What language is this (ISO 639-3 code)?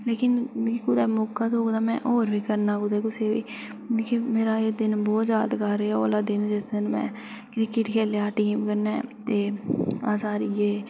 doi